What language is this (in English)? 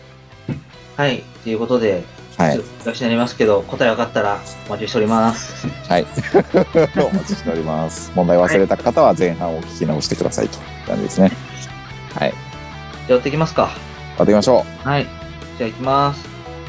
Japanese